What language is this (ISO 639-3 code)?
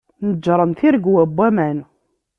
kab